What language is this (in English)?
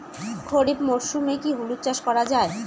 Bangla